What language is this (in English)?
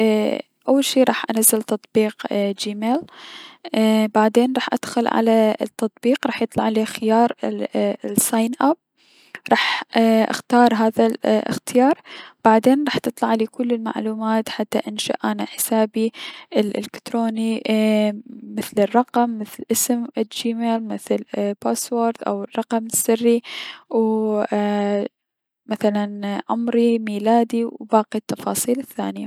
Mesopotamian Arabic